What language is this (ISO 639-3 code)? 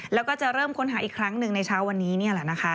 tha